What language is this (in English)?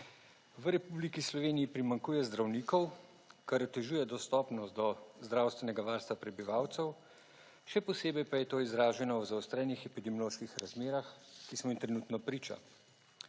Slovenian